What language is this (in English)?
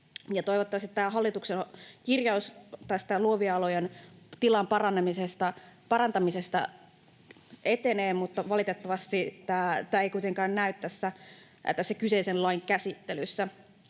Finnish